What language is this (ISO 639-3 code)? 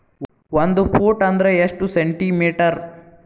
kan